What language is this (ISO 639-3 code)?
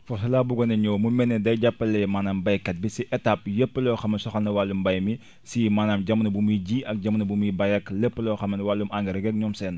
wol